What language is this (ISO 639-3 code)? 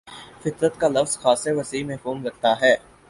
urd